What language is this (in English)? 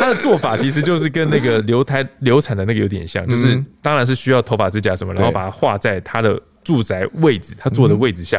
Chinese